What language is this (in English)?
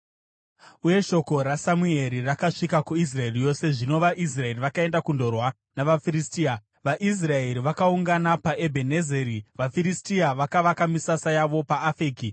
Shona